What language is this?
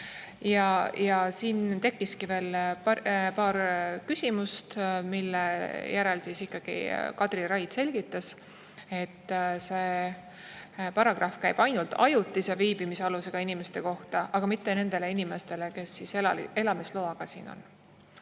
Estonian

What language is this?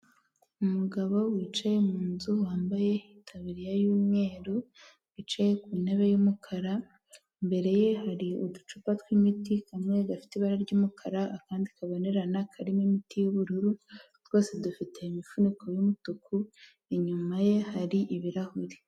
Kinyarwanda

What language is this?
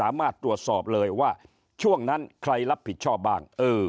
Thai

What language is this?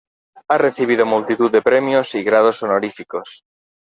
Spanish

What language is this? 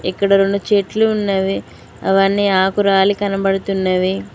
Telugu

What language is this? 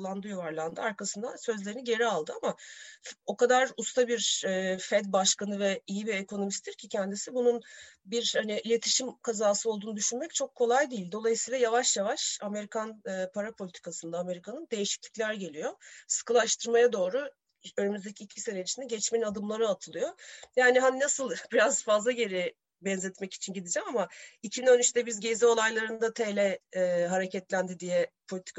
Turkish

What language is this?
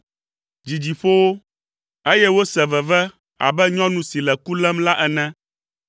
Ewe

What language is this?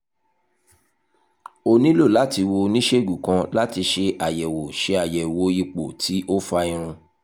Yoruba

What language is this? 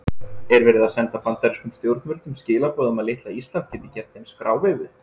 Icelandic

